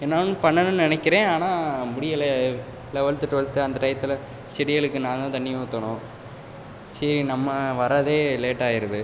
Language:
Tamil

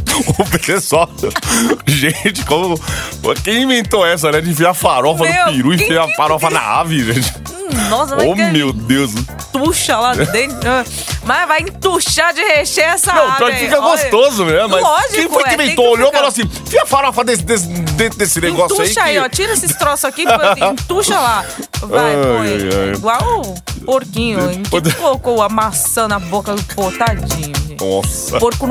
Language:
Portuguese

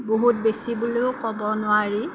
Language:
Assamese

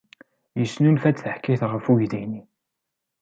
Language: Kabyle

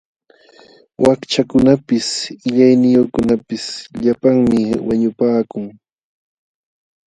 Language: Jauja Wanca Quechua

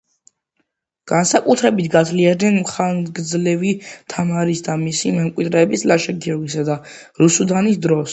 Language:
Georgian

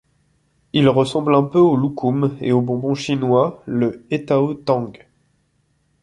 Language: French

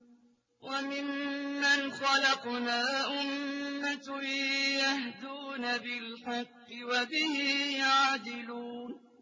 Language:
Arabic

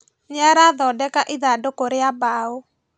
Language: Kikuyu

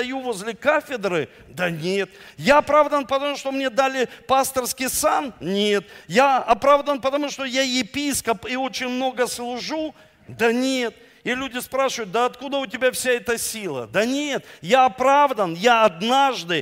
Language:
Russian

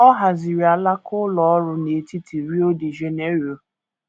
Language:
Igbo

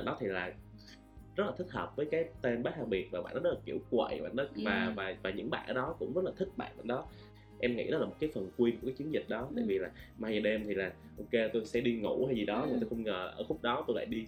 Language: Vietnamese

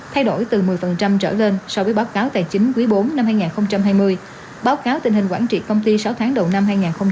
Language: Vietnamese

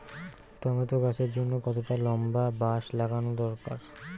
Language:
Bangla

